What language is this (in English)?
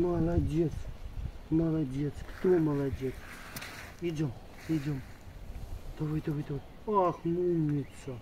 Russian